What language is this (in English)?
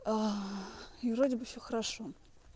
Russian